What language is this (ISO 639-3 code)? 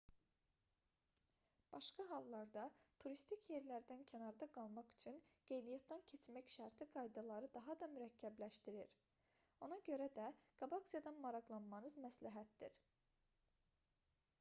aze